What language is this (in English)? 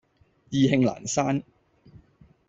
Cantonese